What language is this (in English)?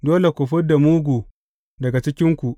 Hausa